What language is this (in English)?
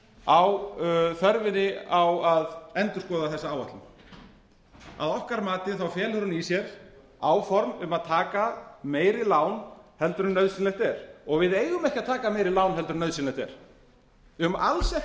Icelandic